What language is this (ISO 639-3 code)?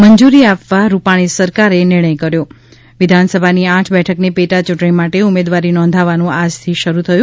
guj